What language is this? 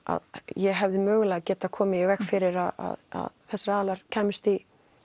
Icelandic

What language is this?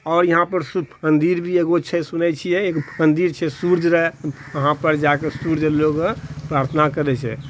Maithili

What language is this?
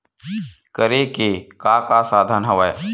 Chhattisgarhi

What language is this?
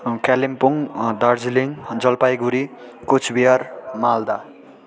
Nepali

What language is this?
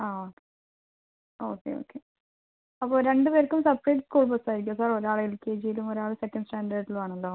Malayalam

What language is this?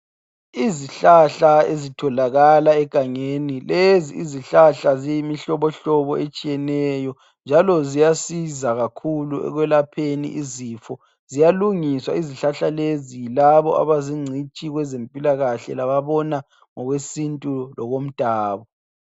North Ndebele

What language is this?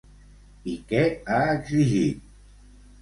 Catalan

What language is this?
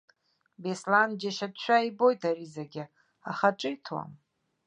Abkhazian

